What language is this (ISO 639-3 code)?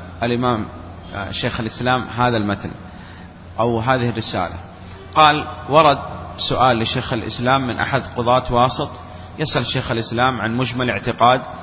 ara